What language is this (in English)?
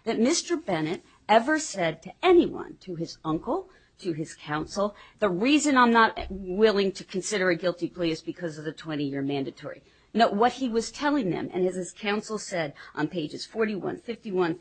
English